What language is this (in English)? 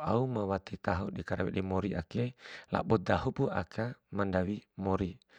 Bima